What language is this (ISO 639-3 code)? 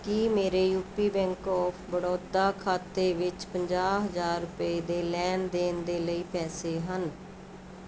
pan